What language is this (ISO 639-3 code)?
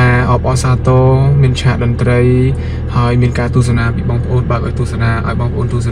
tha